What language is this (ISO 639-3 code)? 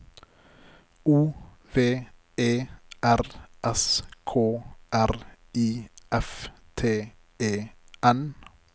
nor